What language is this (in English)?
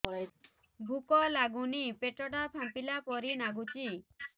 Odia